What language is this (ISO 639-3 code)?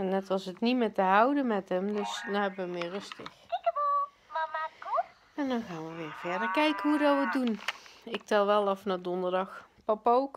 nld